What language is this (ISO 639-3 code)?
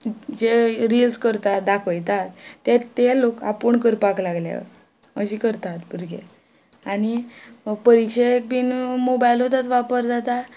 kok